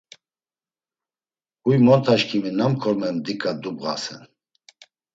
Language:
Laz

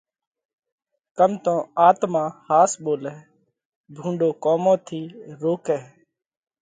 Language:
Parkari Koli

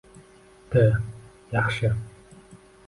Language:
Uzbek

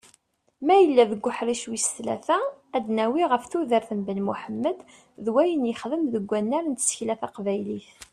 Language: Kabyle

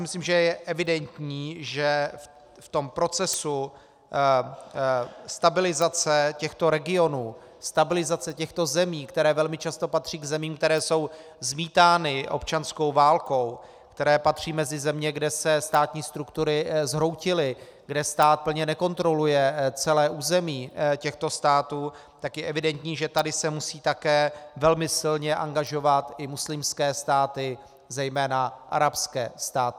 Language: Czech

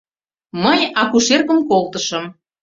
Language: Mari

